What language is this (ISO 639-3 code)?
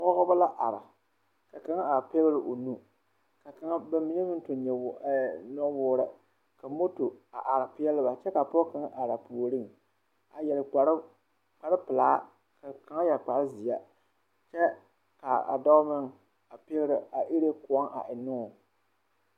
dga